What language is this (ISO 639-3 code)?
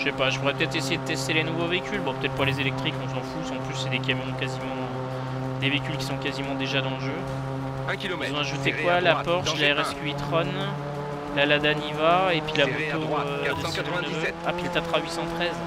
fra